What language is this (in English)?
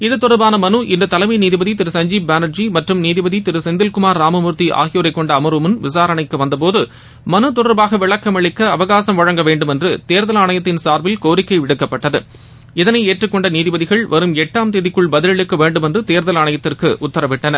Tamil